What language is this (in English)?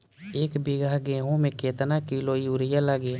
Bhojpuri